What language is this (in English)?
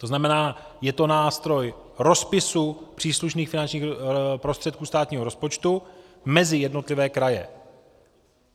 Czech